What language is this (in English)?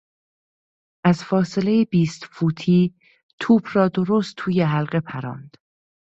Persian